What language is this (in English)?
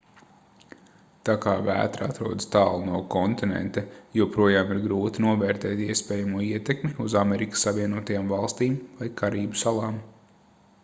Latvian